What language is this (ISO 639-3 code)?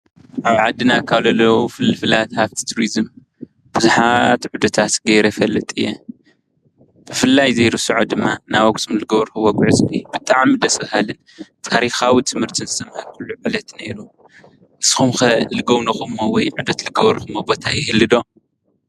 tir